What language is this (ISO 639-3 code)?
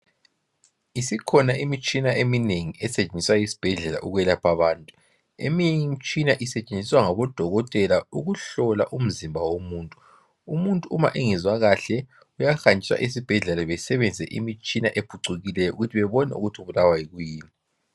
nde